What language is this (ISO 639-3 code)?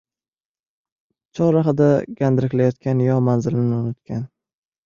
uzb